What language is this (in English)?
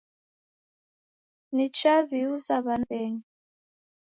Taita